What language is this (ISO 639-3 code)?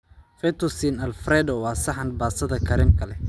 som